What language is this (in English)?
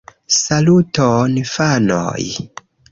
Esperanto